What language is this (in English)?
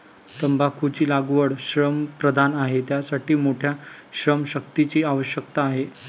Marathi